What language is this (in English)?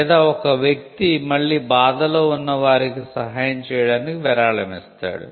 Telugu